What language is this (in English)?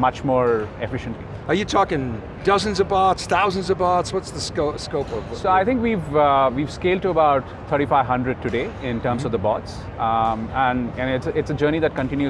English